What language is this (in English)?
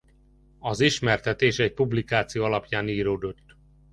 Hungarian